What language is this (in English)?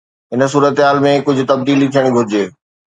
Sindhi